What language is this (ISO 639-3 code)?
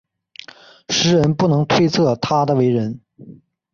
zho